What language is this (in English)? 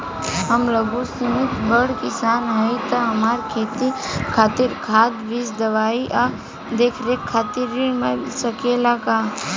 Bhojpuri